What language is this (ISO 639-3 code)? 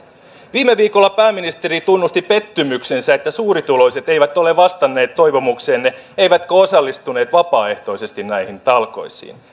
fin